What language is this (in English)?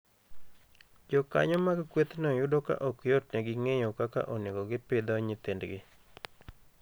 Luo (Kenya and Tanzania)